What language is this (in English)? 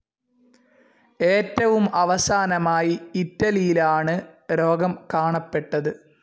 Malayalam